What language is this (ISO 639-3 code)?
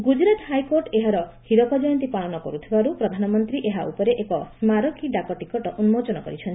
ori